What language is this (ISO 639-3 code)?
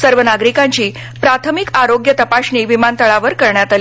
mar